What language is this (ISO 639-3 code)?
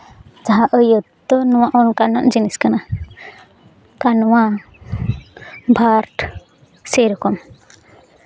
sat